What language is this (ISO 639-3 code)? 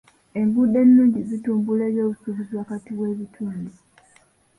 lug